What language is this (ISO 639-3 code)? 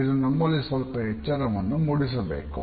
kan